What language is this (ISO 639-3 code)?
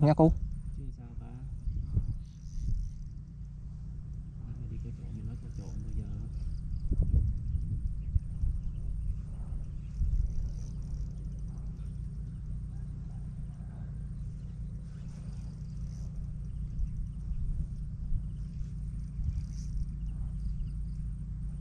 vie